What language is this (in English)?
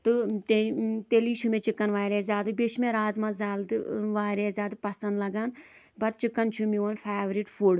Kashmiri